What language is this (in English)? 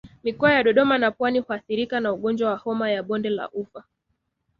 Swahili